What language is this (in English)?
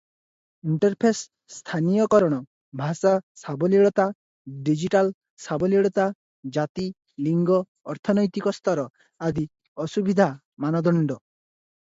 Odia